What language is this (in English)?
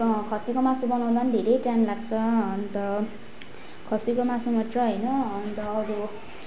Nepali